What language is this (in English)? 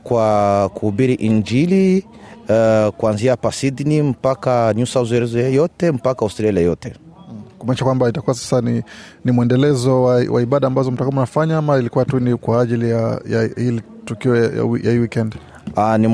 Swahili